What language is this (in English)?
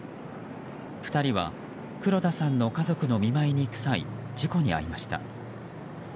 Japanese